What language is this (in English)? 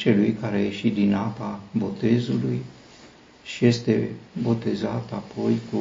Romanian